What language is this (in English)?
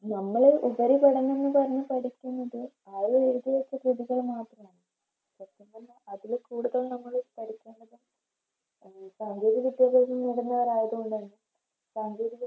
Malayalam